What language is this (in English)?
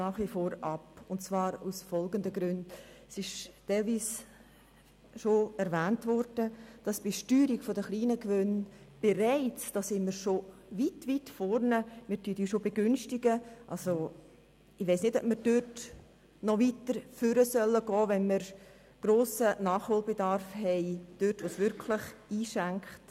Swiss German